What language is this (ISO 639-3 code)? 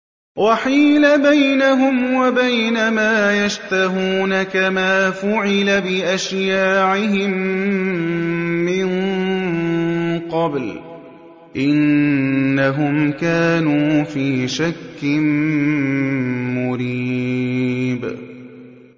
ara